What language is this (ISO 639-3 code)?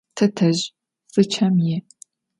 ady